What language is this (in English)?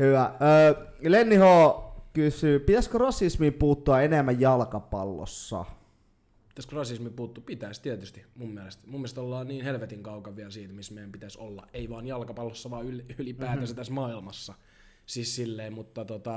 Finnish